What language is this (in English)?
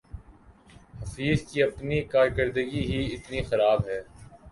Urdu